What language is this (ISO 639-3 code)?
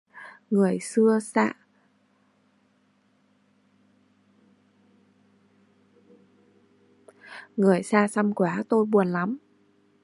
vie